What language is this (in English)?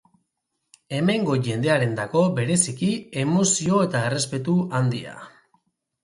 Basque